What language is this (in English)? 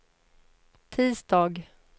Swedish